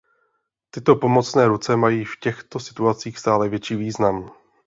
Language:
Czech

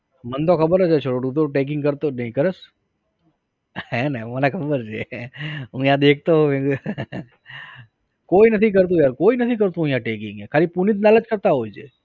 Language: Gujarati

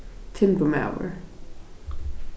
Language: Faroese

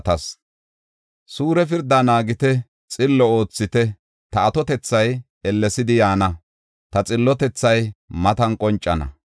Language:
Gofa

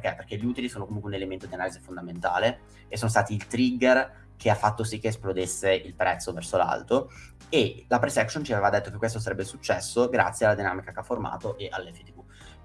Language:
Italian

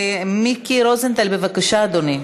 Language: Hebrew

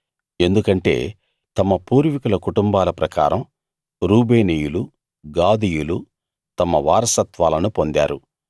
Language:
Telugu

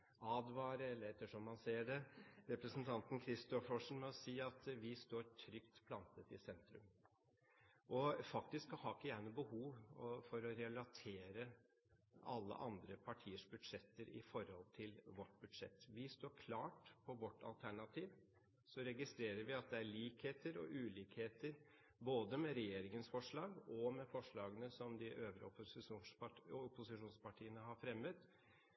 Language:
Norwegian Bokmål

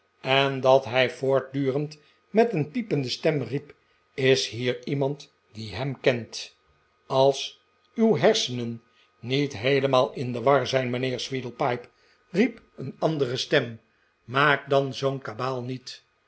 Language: Dutch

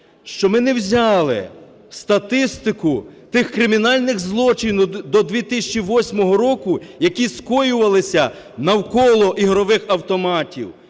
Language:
Ukrainian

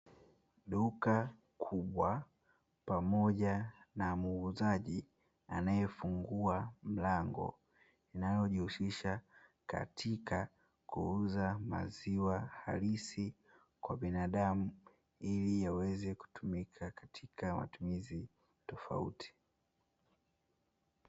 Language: Swahili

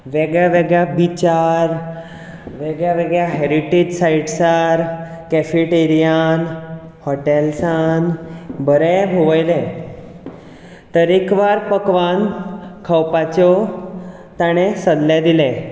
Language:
Konkani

